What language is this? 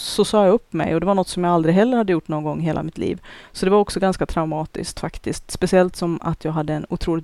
Swedish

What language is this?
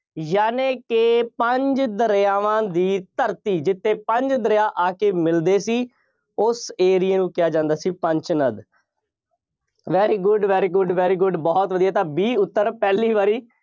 Punjabi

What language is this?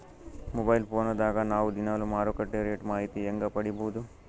Kannada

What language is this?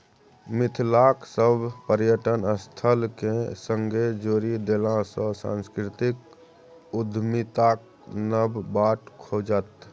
Maithili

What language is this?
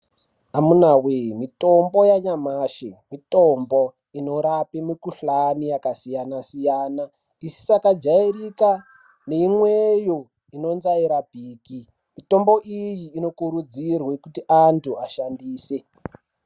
Ndau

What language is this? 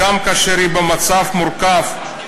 Hebrew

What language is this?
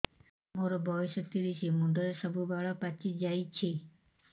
Odia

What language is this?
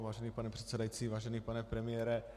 Czech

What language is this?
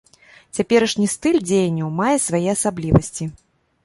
Belarusian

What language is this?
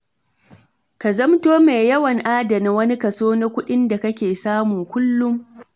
Hausa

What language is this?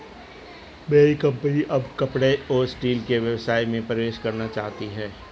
Hindi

